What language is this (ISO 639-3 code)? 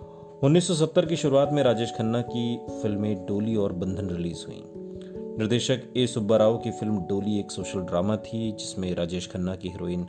hin